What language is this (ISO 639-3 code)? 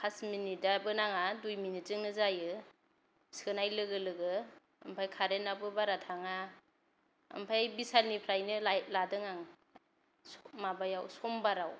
brx